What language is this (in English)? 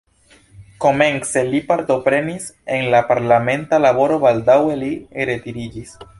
Esperanto